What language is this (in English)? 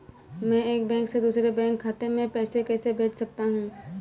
Hindi